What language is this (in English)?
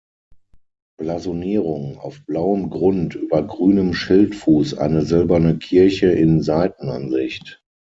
German